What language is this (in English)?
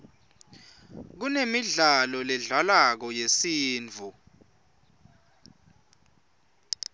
Swati